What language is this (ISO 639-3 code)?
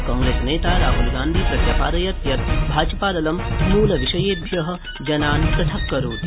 san